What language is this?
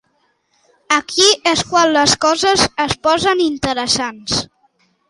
Catalan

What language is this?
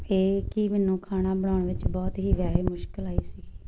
Punjabi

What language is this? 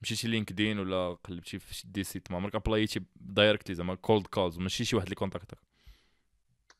Arabic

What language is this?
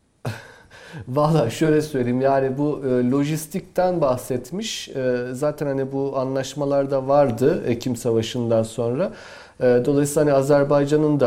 Turkish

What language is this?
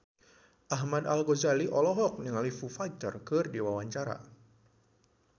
Sundanese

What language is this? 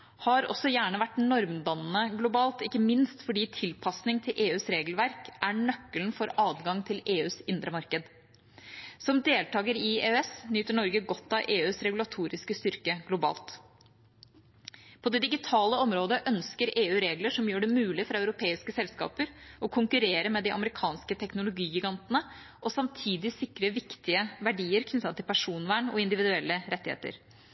Norwegian Bokmål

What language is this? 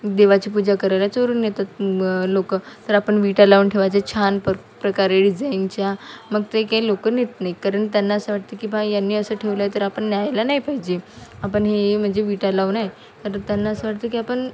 Marathi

